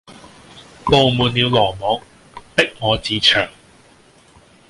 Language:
Cantonese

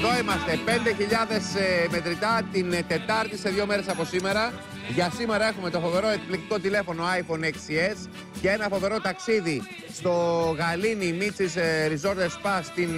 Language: Greek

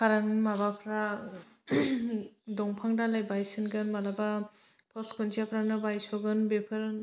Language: Bodo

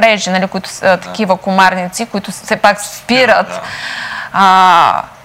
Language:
Bulgarian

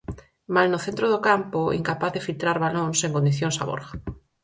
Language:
Galician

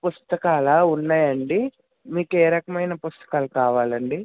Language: Telugu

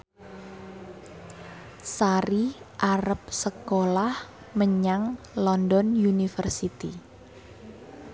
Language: Javanese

